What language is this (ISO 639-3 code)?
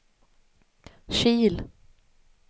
swe